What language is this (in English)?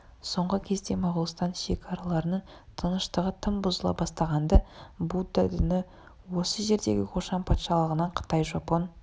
Kazakh